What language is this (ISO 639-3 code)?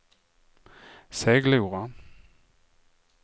swe